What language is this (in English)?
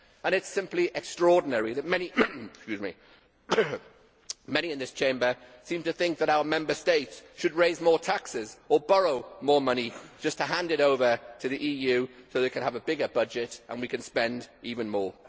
English